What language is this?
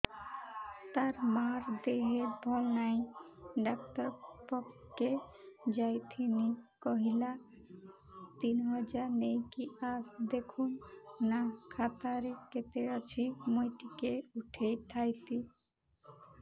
Odia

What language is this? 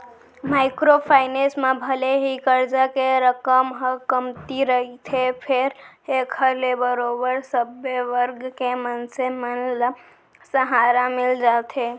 Chhattisgarhi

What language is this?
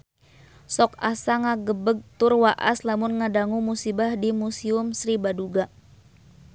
Sundanese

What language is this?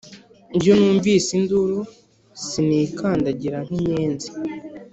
Kinyarwanda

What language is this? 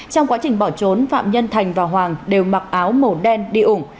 Vietnamese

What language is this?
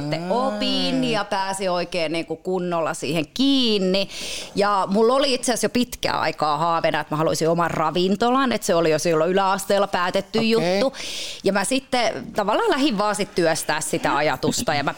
Finnish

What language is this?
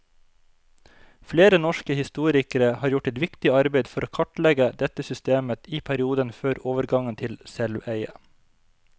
Norwegian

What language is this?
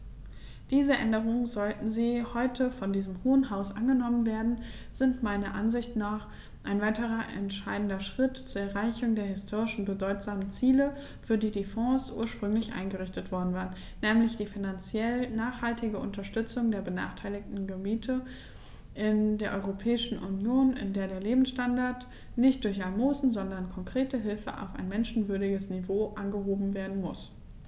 German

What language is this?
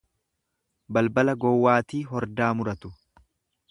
Oromo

